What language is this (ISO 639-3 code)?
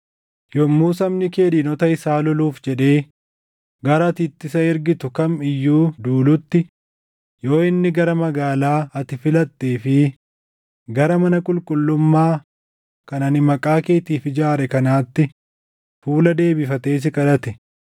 orm